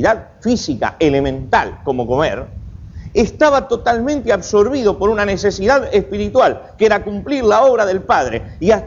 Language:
Spanish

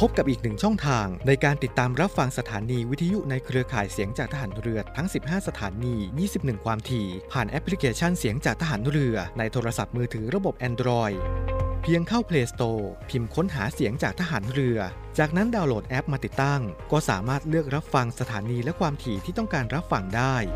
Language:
Thai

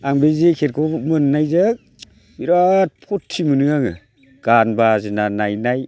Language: Bodo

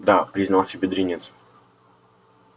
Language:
Russian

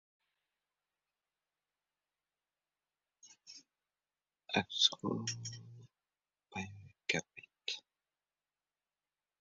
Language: Uzbek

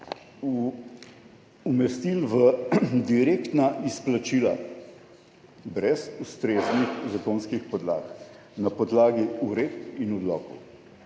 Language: Slovenian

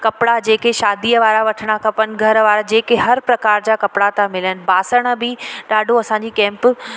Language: Sindhi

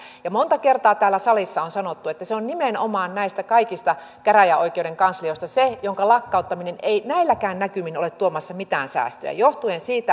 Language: Finnish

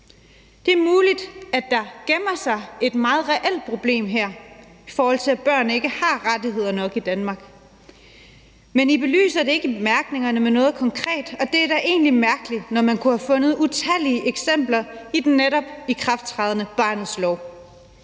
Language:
Danish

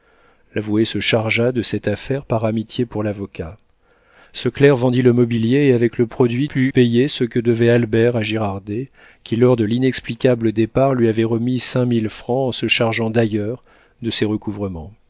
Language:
French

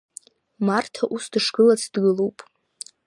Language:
Abkhazian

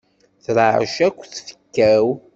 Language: Kabyle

